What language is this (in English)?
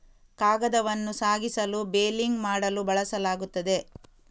Kannada